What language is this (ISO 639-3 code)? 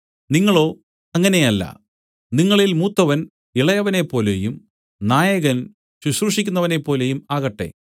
mal